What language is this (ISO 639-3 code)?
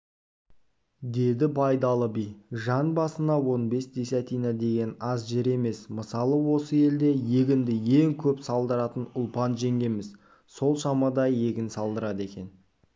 kaz